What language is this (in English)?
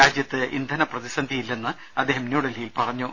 Malayalam